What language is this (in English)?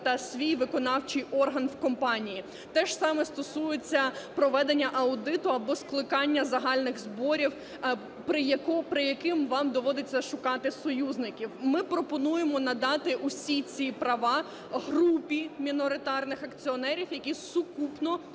Ukrainian